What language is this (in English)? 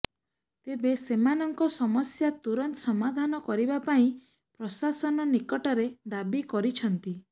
Odia